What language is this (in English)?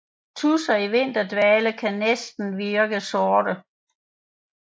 Danish